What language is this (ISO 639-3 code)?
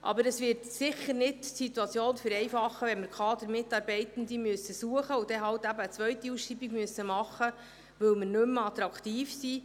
gsw